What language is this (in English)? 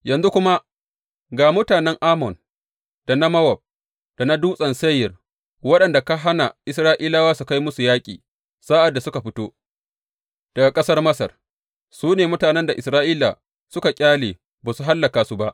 Hausa